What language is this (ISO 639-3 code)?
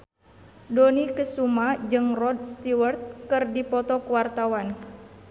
sun